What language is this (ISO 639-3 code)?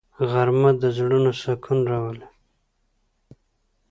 pus